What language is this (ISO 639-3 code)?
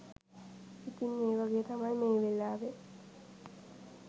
sin